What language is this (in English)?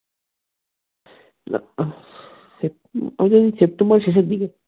Bangla